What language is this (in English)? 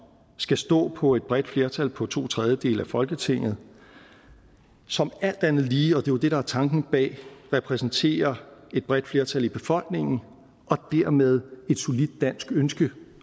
Danish